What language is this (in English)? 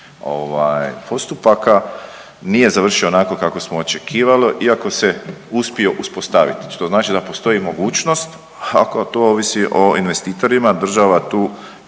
Croatian